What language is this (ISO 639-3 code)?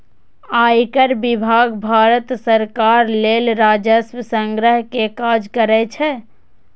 mai